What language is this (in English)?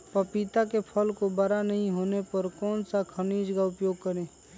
Magahi